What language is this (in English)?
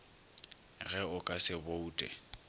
Northern Sotho